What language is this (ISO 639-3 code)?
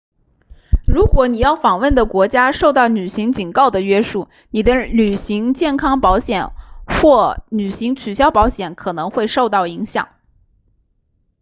zho